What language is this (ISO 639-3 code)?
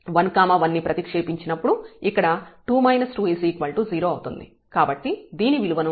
tel